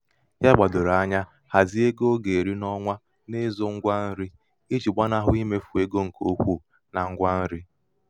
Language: Igbo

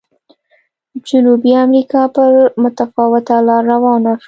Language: Pashto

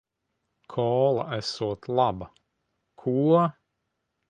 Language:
Latvian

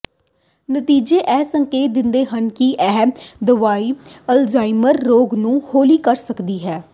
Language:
Punjabi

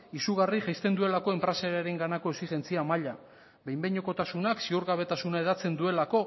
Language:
Basque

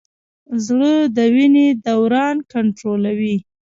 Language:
Pashto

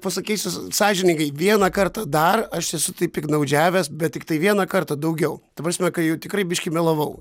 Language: Lithuanian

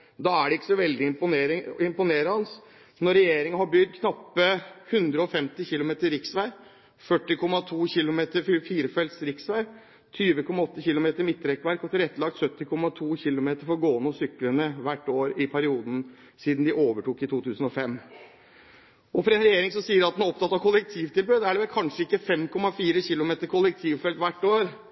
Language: Norwegian Bokmål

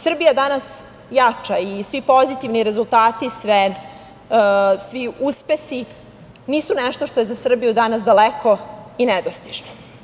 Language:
Serbian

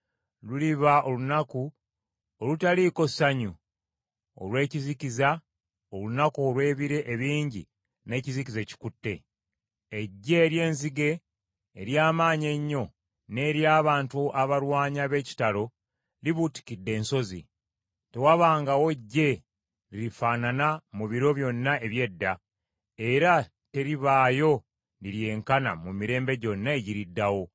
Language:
Ganda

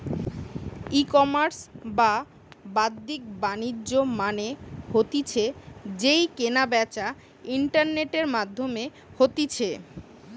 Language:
Bangla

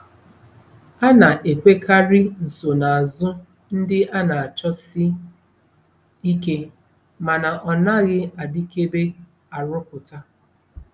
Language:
Igbo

